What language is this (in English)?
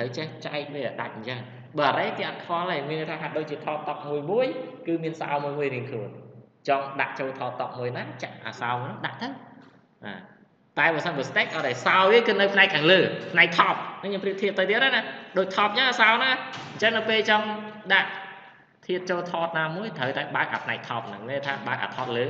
Vietnamese